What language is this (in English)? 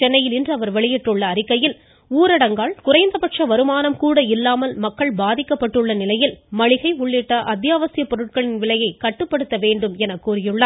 Tamil